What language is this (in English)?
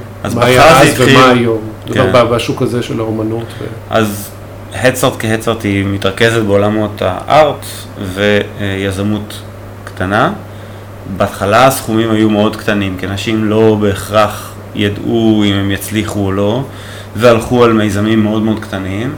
Hebrew